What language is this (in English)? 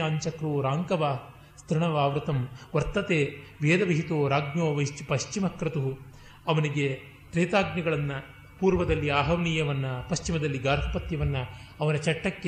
Kannada